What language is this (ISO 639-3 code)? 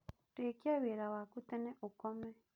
kik